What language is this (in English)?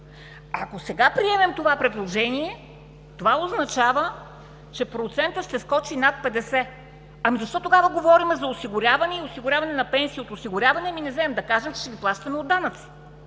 Bulgarian